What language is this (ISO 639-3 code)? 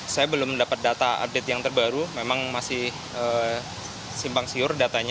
ind